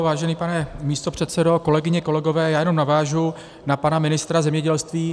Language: Czech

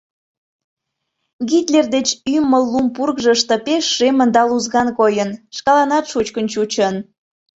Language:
Mari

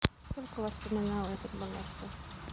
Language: Russian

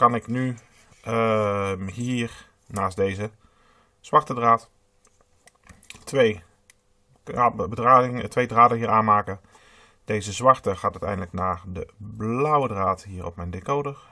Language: Dutch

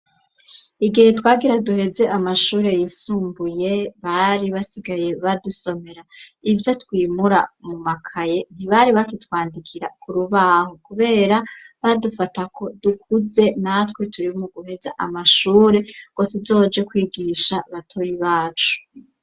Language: Rundi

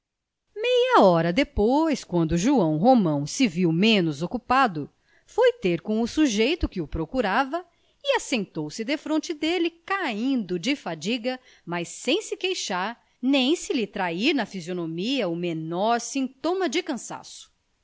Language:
Portuguese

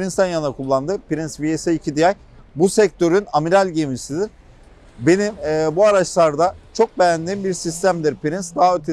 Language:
Turkish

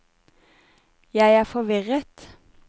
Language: Norwegian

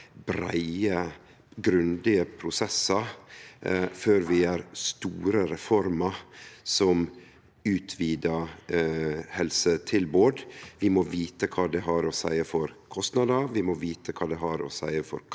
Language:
Norwegian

